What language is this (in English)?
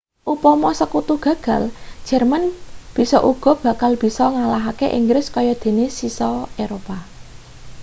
Javanese